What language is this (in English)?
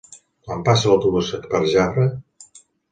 Catalan